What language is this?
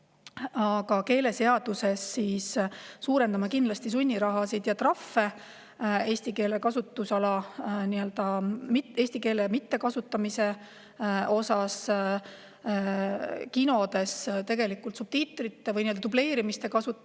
Estonian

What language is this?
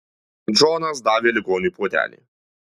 Lithuanian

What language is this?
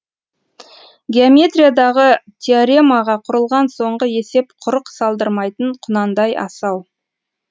Kazakh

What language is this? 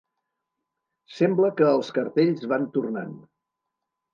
Catalan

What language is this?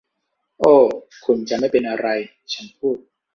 Thai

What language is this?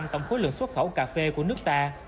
Vietnamese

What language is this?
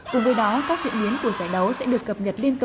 Vietnamese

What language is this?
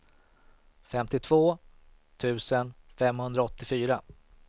Swedish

